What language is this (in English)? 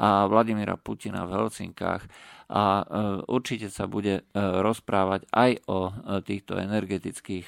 Slovak